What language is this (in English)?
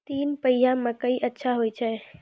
Maithili